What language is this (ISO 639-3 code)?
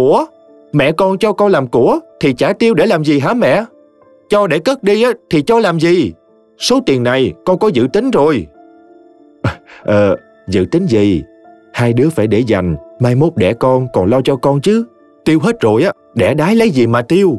vie